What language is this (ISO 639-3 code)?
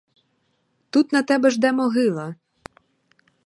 ukr